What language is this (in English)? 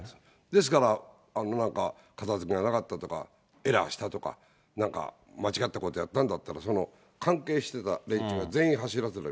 Japanese